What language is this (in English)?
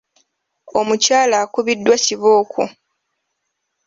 Ganda